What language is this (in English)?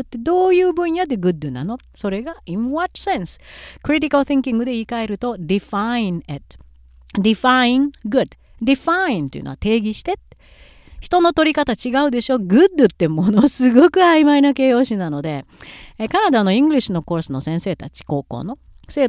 Japanese